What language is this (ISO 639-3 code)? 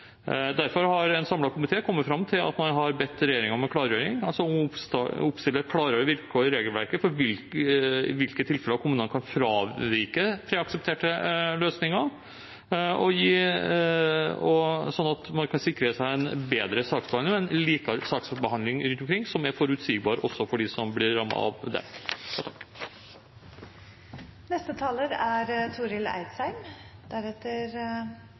nob